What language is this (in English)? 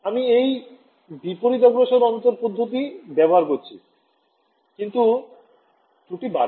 Bangla